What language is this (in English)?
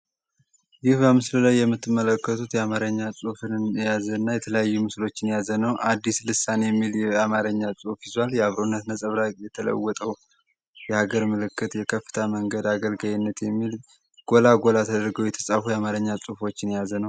Amharic